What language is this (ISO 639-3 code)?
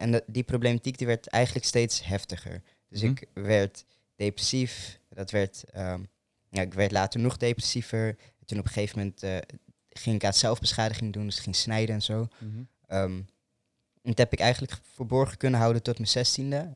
nld